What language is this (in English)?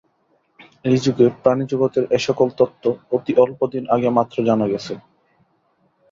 Bangla